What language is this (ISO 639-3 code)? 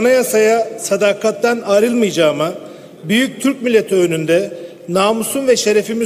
tur